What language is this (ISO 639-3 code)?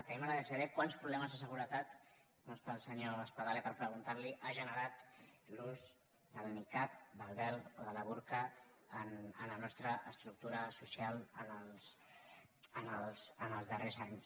cat